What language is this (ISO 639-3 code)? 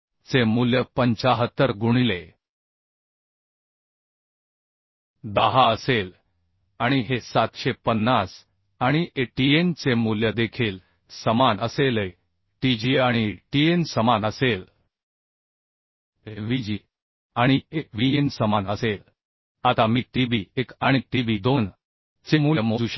mar